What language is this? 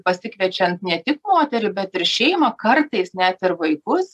Lithuanian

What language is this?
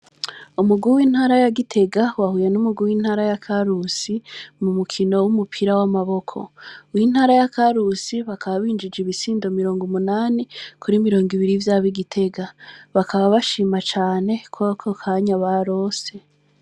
Rundi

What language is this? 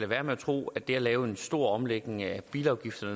Danish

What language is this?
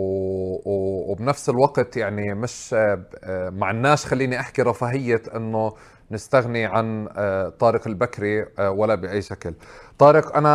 Arabic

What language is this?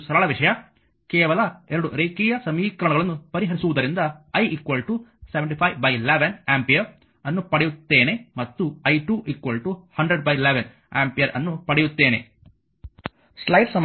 Kannada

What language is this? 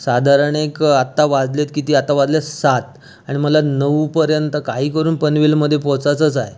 Marathi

